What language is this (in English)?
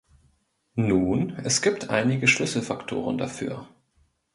German